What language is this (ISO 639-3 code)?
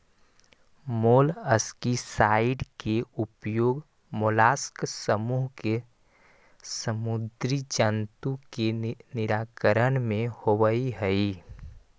mag